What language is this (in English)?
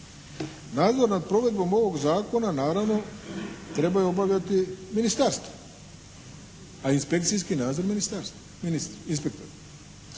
Croatian